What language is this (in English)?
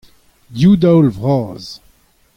Breton